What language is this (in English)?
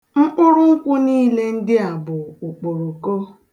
Igbo